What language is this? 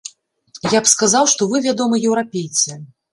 Belarusian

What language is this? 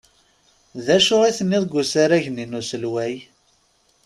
Kabyle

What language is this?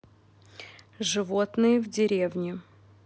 Russian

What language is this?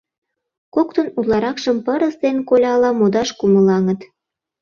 Mari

